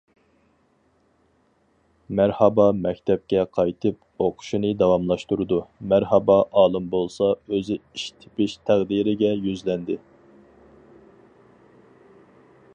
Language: Uyghur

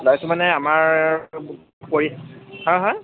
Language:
Assamese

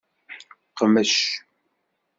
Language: Kabyle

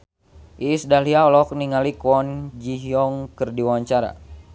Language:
Sundanese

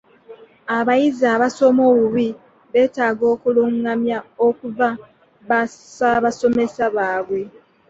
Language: Ganda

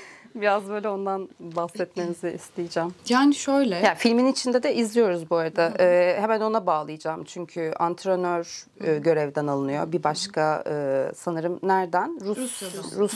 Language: Turkish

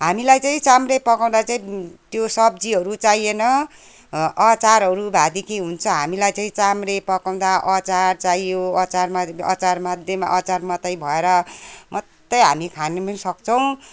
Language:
Nepali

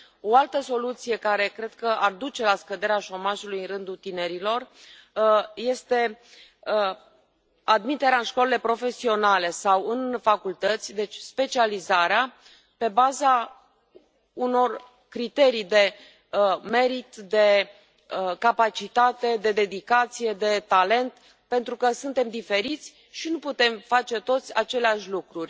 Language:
Romanian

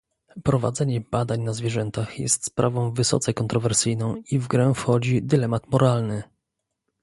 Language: Polish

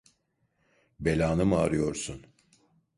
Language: Turkish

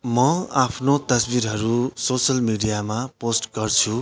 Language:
Nepali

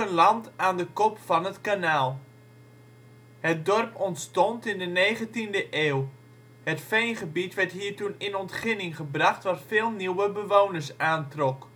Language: Dutch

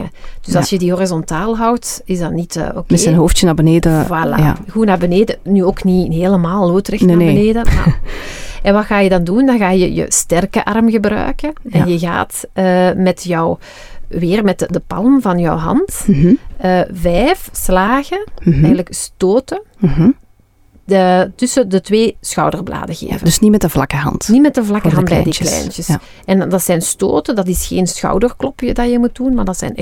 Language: Dutch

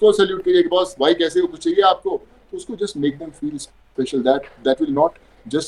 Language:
Hindi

